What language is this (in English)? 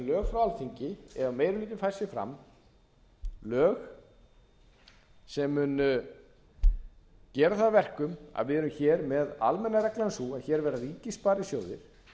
Icelandic